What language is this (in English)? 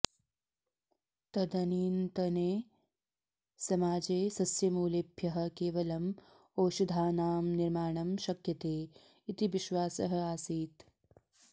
Sanskrit